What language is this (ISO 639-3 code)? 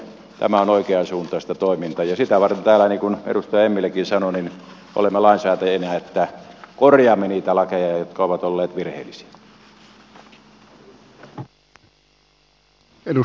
fin